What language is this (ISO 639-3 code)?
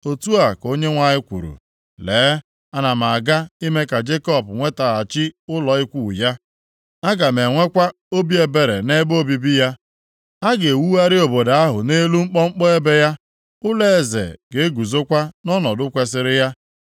ibo